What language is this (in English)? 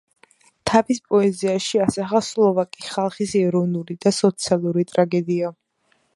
Georgian